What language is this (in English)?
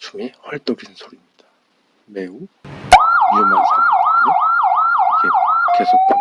Korean